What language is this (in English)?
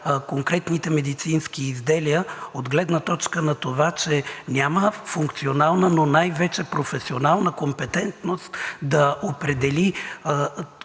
Bulgarian